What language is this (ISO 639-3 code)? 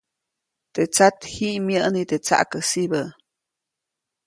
zoc